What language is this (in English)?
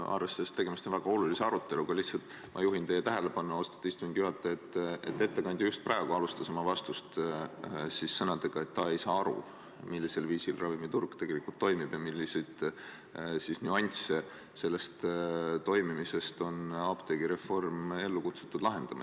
Estonian